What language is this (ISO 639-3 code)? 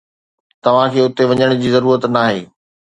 snd